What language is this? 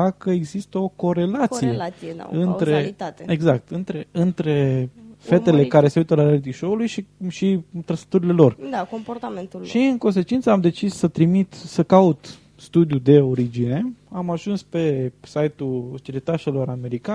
Romanian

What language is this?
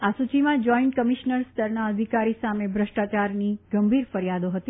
Gujarati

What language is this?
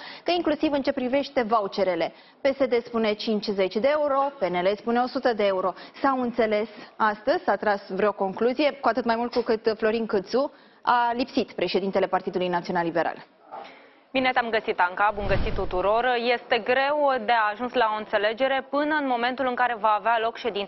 Romanian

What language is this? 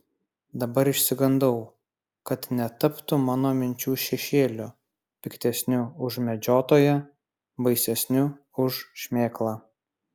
Lithuanian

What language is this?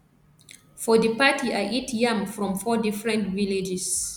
Nigerian Pidgin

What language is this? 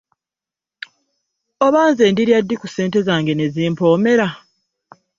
Ganda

